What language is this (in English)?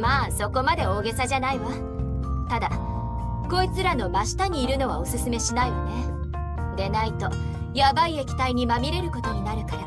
Japanese